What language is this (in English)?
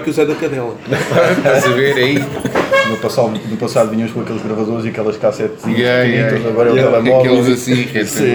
Portuguese